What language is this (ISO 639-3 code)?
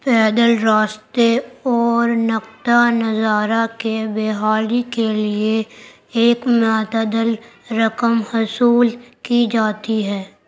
urd